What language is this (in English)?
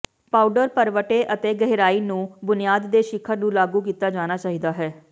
Punjabi